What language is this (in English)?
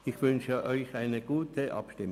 Swiss German